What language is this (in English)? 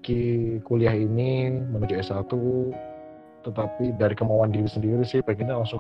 Indonesian